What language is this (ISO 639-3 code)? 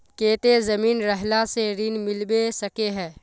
mag